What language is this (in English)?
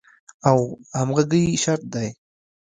Pashto